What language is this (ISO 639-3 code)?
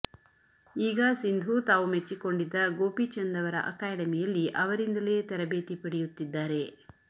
kan